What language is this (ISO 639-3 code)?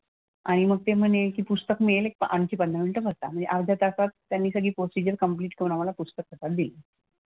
mar